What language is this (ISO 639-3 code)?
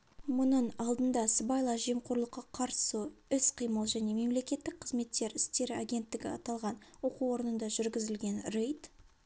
kaz